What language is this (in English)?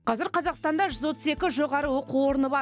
Kazakh